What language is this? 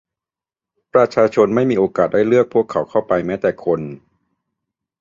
Thai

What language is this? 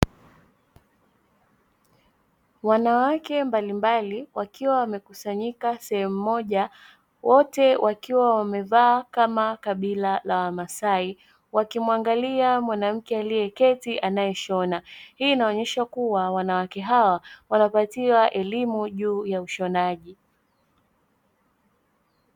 Swahili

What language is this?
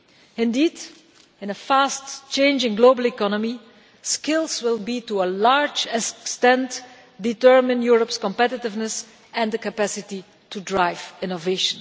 English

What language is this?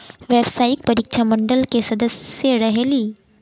Magahi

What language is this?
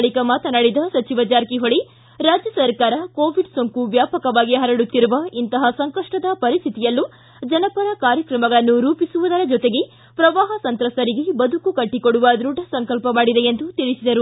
Kannada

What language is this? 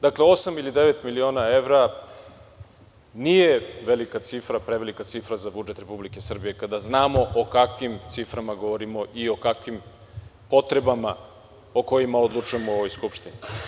Serbian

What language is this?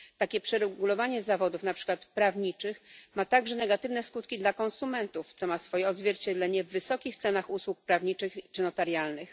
Polish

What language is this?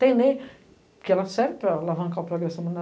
Portuguese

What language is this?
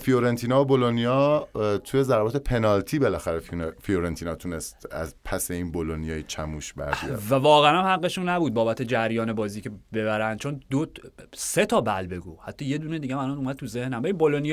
Persian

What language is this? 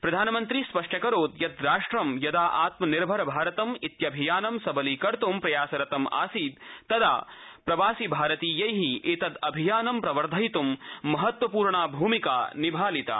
Sanskrit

